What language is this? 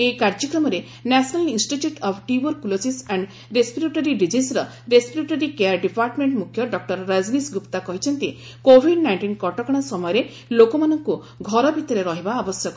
Odia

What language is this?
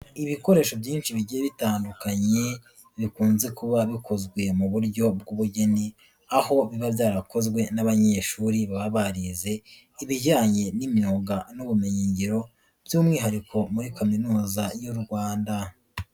Kinyarwanda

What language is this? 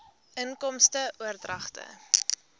Afrikaans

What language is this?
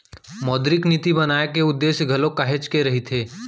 Chhattisgarhi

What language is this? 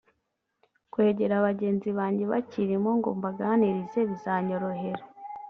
Kinyarwanda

